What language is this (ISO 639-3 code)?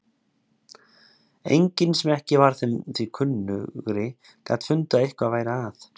isl